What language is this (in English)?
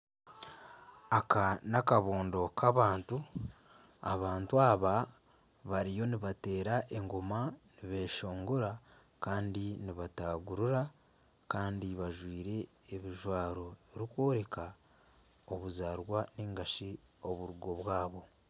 Nyankole